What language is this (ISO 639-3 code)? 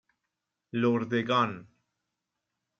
fas